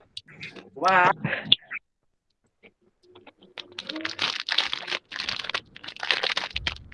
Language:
Indonesian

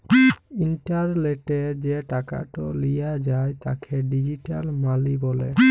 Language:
Bangla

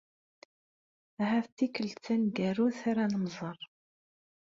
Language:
Kabyle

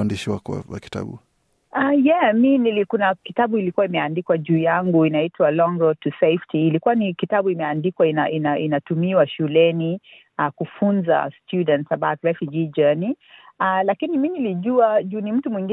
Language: Swahili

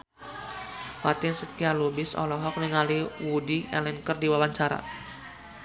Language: Sundanese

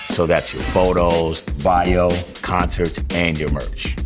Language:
English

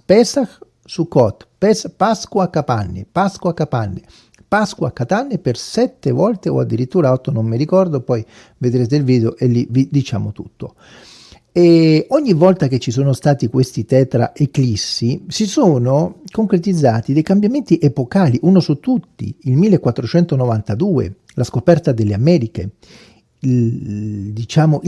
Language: Italian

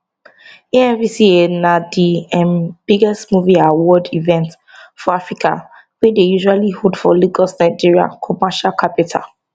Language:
Nigerian Pidgin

